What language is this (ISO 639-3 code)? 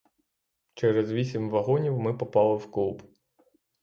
ukr